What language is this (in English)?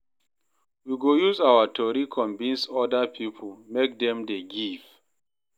Nigerian Pidgin